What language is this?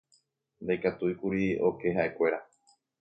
Guarani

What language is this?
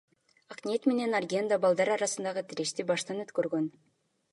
Kyrgyz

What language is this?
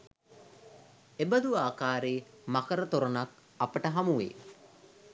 Sinhala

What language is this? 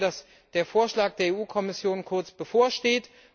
German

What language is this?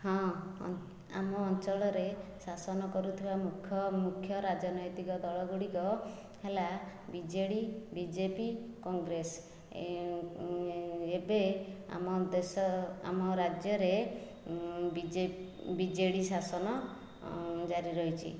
Odia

